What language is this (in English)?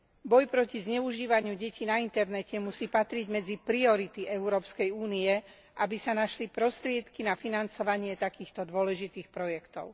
Slovak